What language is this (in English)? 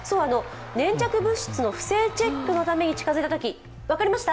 Japanese